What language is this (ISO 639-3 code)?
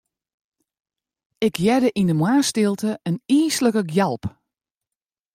fry